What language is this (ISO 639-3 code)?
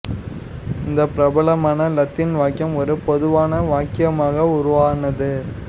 tam